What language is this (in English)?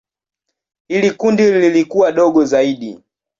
Swahili